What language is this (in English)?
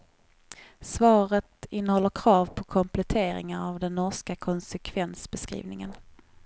Swedish